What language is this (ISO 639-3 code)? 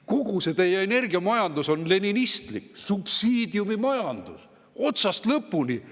est